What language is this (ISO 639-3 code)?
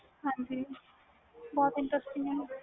pan